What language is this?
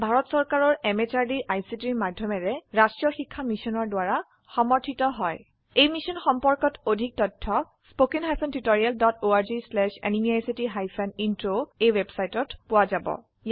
Assamese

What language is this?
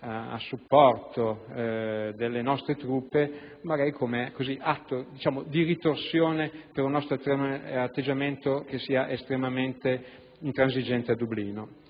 Italian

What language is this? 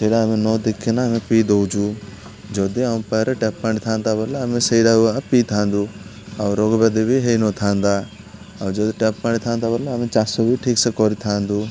Odia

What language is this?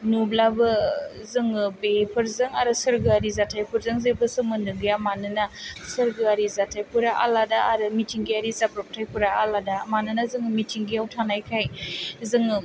Bodo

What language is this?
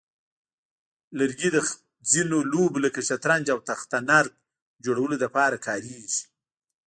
Pashto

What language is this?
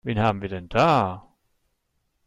German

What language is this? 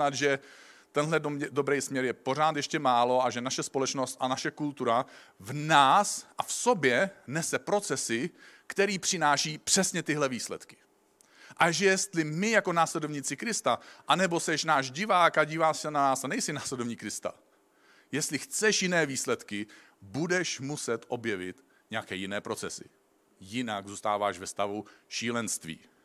Czech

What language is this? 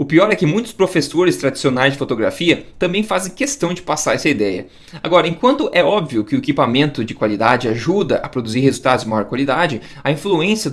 Portuguese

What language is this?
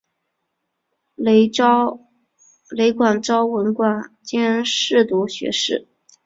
Chinese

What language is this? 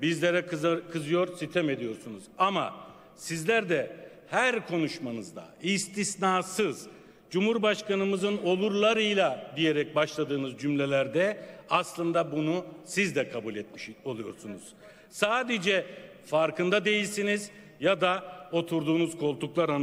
Turkish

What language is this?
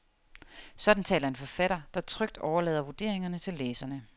Danish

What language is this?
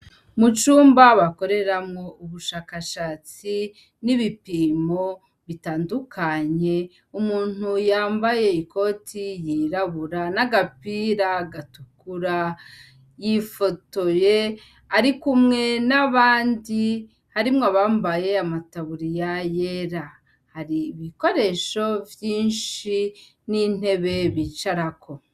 Rundi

